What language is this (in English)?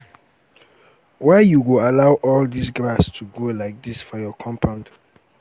Nigerian Pidgin